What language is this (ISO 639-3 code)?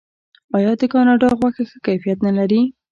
pus